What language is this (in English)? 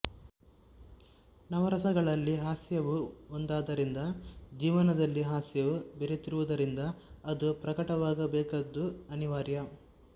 Kannada